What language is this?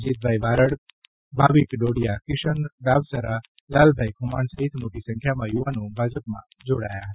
Gujarati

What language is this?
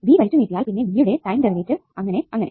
Malayalam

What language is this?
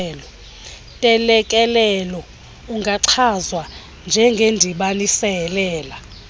Xhosa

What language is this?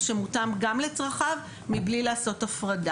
Hebrew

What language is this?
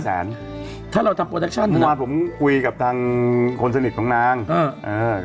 Thai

